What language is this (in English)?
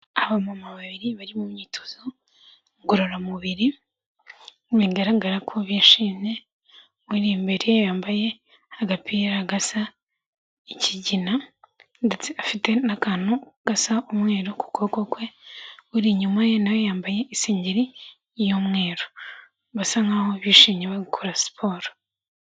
Kinyarwanda